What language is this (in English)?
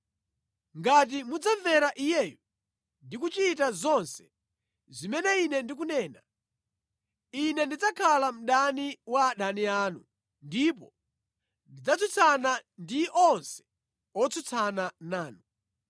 Nyanja